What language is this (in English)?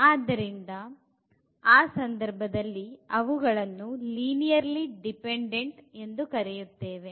Kannada